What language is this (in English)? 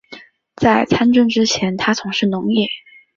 Chinese